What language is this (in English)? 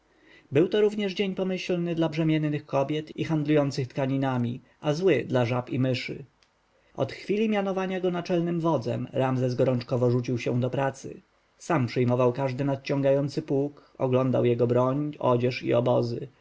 Polish